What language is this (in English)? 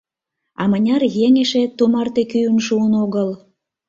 Mari